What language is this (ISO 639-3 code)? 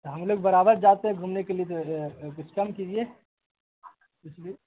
urd